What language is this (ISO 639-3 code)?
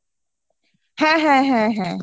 ben